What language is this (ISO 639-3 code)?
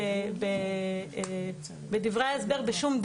heb